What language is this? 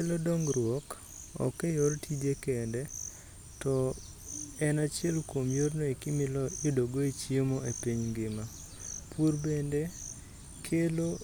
Luo (Kenya and Tanzania)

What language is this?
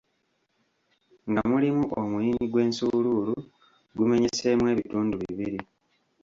Ganda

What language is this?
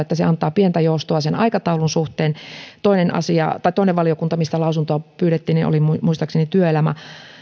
Finnish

